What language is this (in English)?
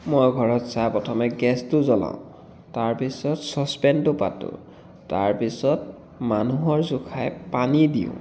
Assamese